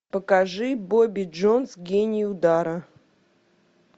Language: Russian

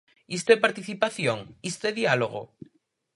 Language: Galician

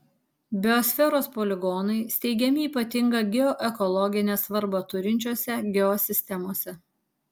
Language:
Lithuanian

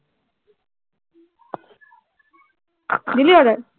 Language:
Assamese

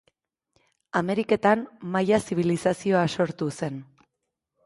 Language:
Basque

